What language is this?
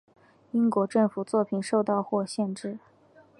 Chinese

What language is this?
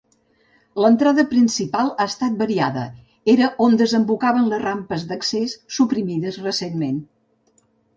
Catalan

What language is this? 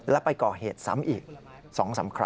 Thai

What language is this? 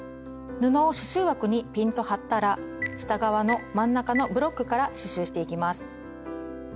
Japanese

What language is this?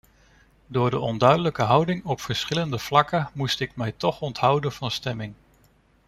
Dutch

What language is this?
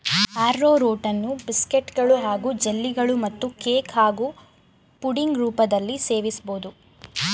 Kannada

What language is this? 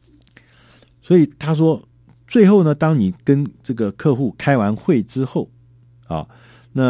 Chinese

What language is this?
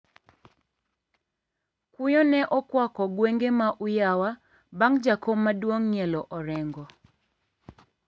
Luo (Kenya and Tanzania)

